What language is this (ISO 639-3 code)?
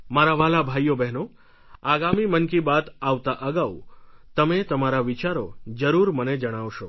guj